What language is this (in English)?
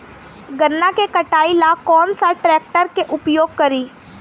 Bhojpuri